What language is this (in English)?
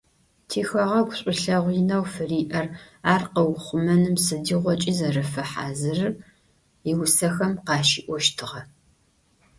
Adyghe